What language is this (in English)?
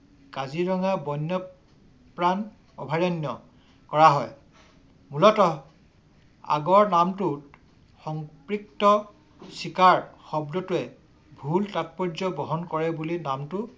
Assamese